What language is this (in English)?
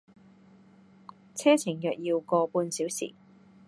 Cantonese